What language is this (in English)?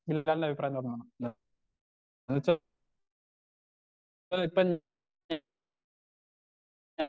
Malayalam